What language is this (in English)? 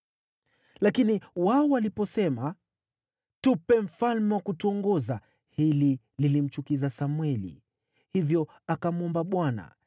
Swahili